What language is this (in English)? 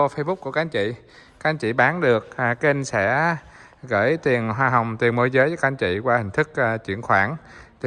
Vietnamese